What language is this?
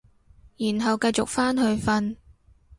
Cantonese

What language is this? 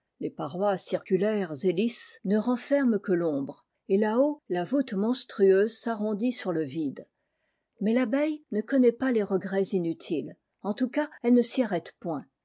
French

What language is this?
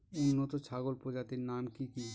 Bangla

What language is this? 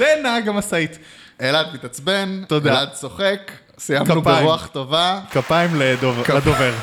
Hebrew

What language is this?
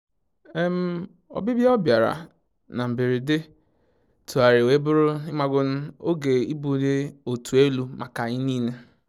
Igbo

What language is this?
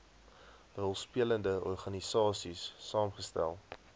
Afrikaans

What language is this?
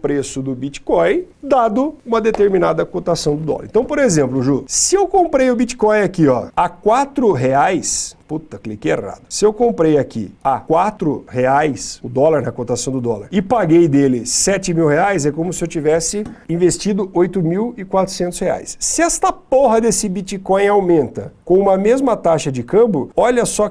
Portuguese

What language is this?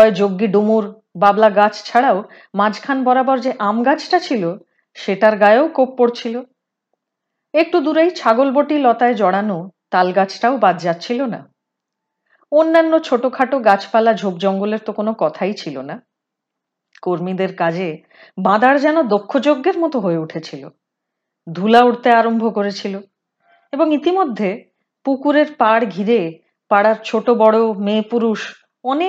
Hindi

